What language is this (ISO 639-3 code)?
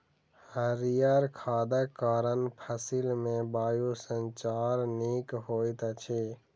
mai